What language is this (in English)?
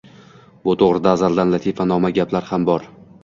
Uzbek